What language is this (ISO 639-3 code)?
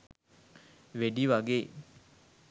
sin